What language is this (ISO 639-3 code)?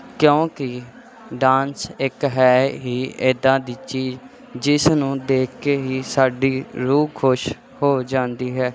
pan